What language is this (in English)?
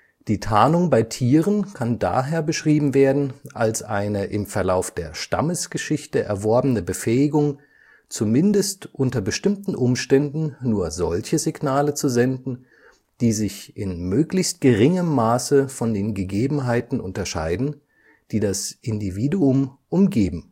German